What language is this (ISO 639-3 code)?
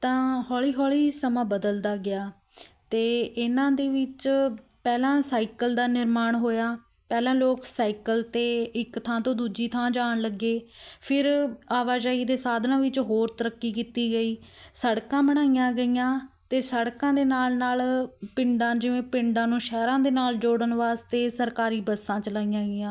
pan